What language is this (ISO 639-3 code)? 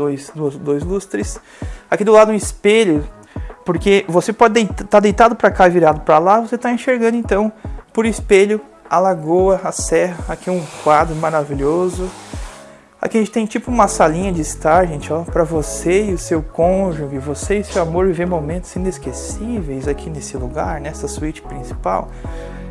por